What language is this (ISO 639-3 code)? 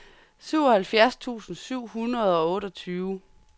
dan